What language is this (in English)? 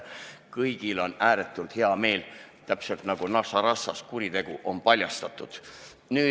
Estonian